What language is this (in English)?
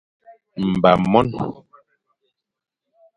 Fang